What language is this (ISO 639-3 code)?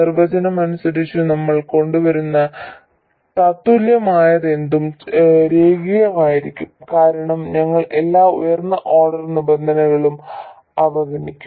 mal